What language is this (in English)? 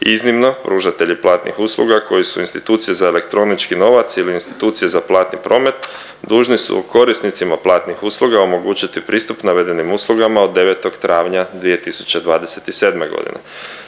Croatian